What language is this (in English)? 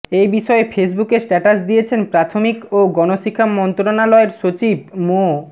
Bangla